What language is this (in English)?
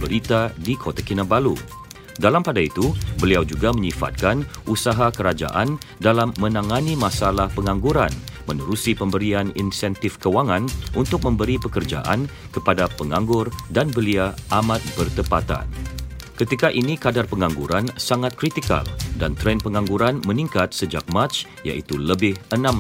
Malay